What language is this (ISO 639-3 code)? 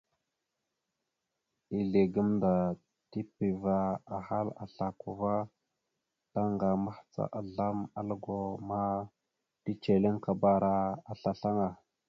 mxu